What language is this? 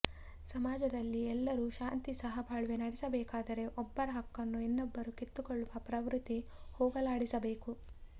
Kannada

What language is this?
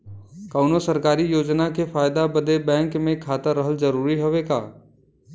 Bhojpuri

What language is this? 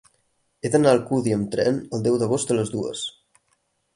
Catalan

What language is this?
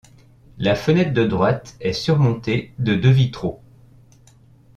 French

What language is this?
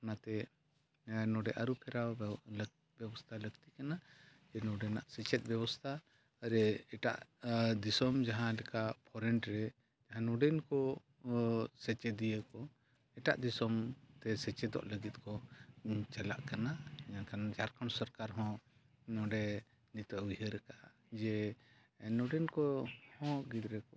Santali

